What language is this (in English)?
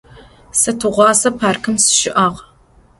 Adyghe